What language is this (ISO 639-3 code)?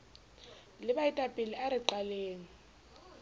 sot